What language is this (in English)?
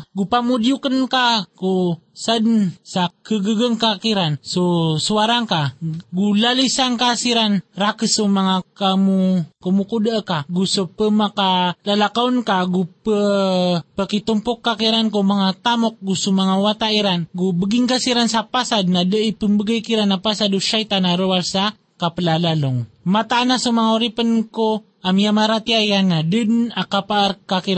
Filipino